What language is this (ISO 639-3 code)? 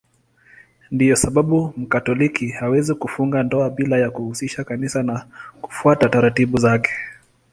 swa